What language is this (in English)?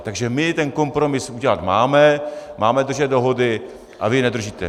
Czech